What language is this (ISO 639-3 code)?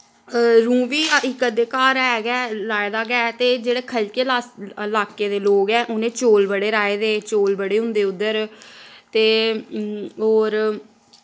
doi